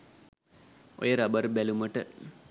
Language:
Sinhala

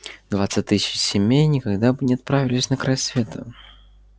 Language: Russian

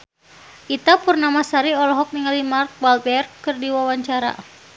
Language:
Sundanese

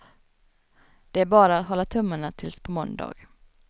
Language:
Swedish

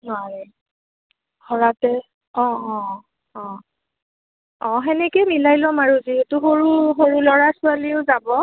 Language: Assamese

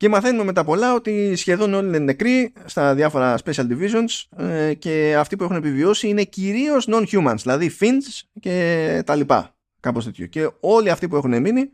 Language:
Greek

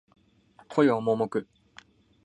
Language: Japanese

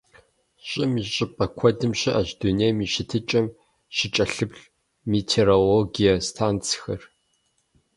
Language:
Kabardian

